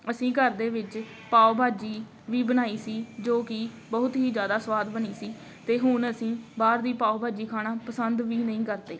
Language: Punjabi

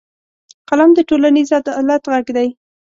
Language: Pashto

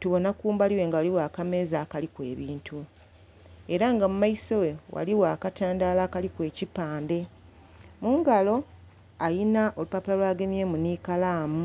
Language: Soga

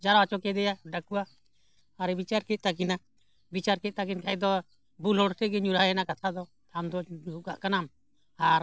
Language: Santali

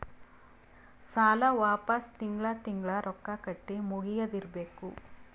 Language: Kannada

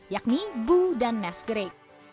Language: Indonesian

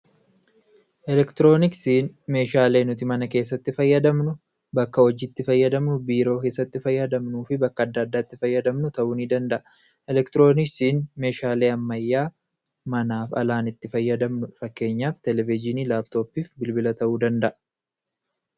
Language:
Oromo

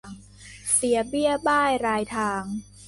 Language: Thai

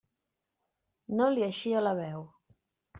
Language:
Catalan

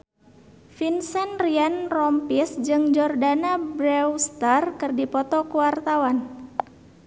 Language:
Sundanese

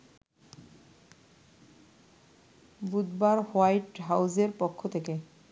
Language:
Bangla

